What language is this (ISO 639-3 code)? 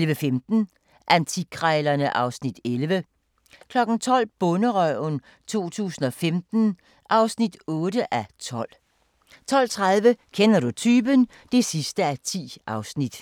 dan